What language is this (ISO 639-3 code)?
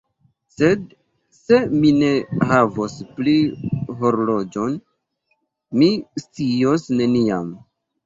epo